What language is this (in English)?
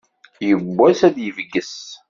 Kabyle